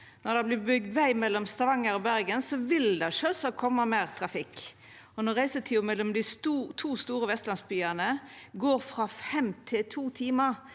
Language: Norwegian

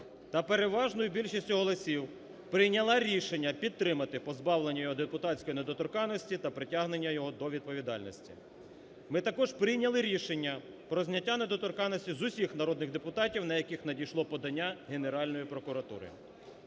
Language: Ukrainian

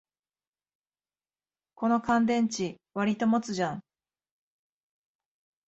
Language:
Japanese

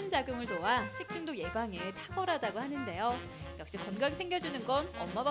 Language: Korean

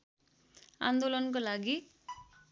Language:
Nepali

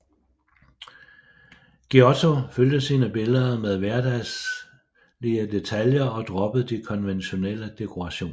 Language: Danish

